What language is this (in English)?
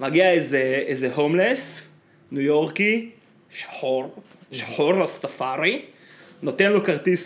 Hebrew